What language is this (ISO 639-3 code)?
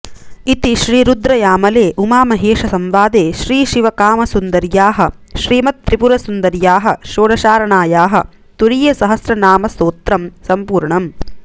san